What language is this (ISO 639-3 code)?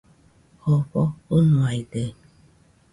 hux